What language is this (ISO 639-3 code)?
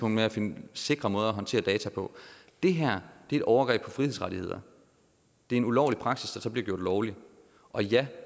dan